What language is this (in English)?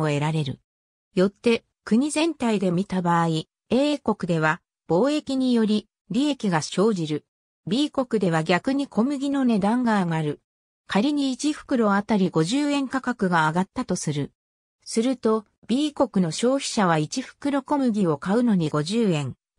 Japanese